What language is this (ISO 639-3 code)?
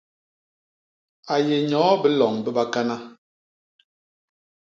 bas